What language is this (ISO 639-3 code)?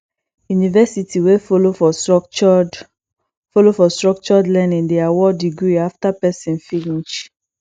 pcm